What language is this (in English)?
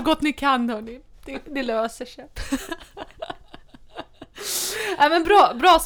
Swedish